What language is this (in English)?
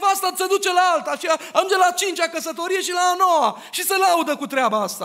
Romanian